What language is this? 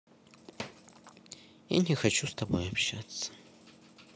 Russian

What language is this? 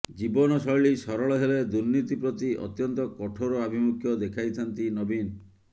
Odia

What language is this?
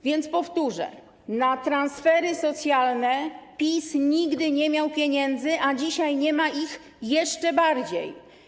Polish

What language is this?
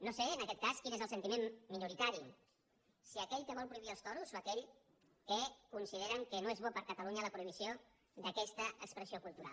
Catalan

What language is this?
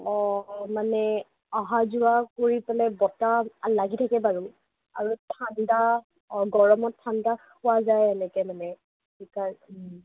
Assamese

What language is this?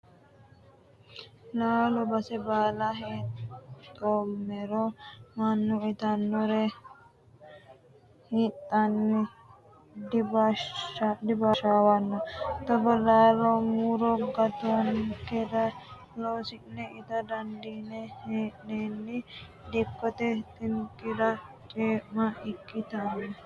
Sidamo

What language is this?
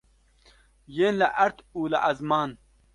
Kurdish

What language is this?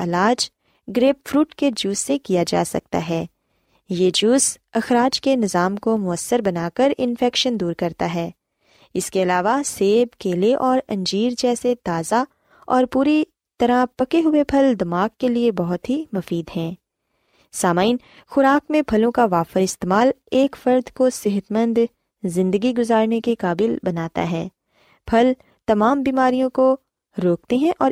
Urdu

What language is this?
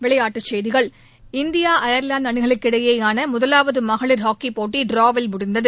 Tamil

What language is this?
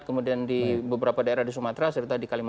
Indonesian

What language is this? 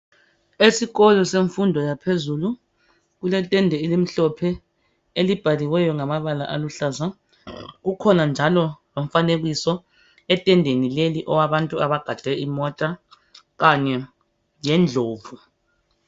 North Ndebele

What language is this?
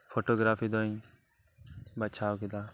Santali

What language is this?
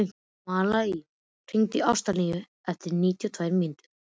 Icelandic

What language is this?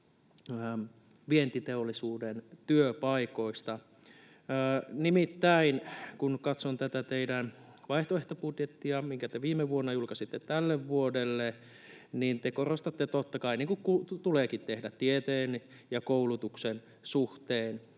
Finnish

